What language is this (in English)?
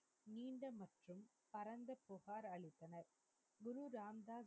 Tamil